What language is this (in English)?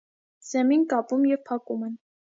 Armenian